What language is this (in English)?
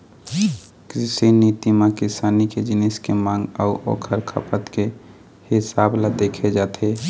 Chhattisgarhi